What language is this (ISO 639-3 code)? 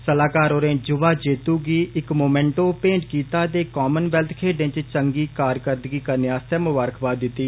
doi